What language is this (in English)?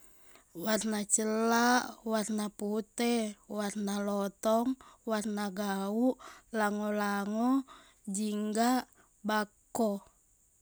Buginese